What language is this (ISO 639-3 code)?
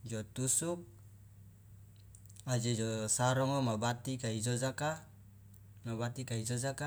loa